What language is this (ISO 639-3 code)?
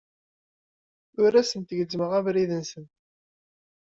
kab